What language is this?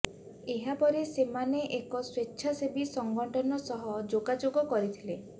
Odia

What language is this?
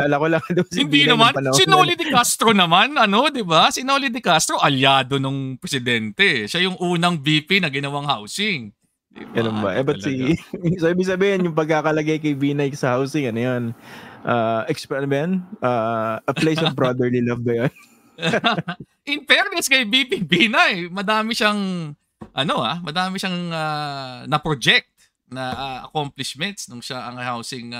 Filipino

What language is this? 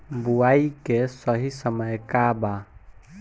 Bhojpuri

